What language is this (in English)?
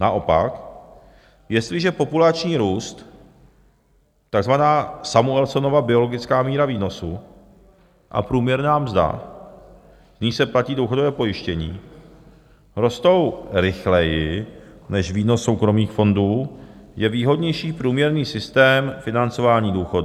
Czech